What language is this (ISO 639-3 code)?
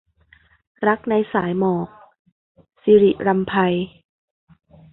tha